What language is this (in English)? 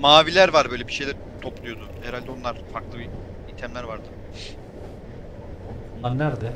Turkish